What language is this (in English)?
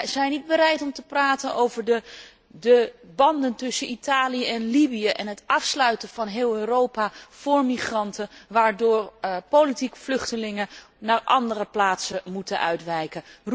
Dutch